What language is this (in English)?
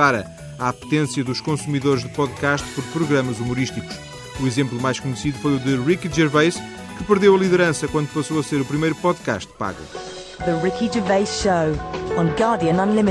Portuguese